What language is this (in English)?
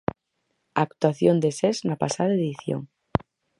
Galician